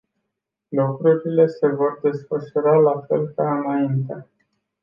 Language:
Romanian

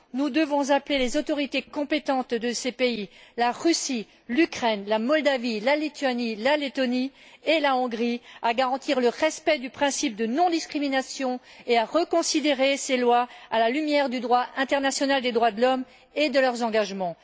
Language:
French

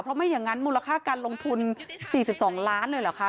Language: Thai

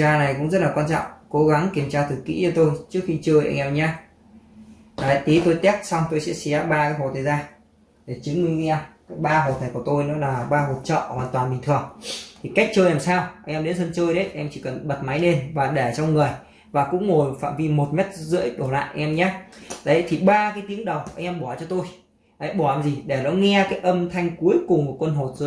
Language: Vietnamese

